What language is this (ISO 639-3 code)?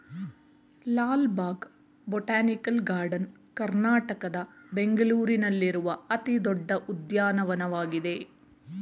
kan